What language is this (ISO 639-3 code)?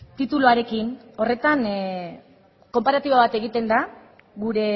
eus